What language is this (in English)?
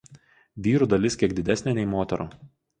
Lithuanian